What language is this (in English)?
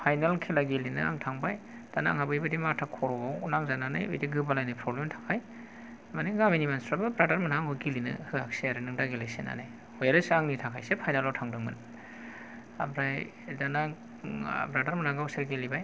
Bodo